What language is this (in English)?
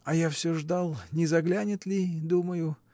Russian